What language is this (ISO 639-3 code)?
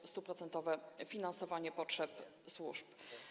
pol